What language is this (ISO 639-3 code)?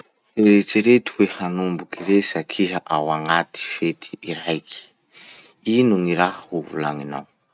msh